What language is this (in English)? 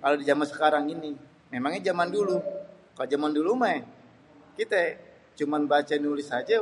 Betawi